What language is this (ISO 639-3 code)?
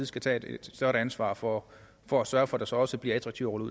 dan